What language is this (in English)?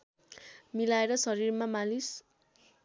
Nepali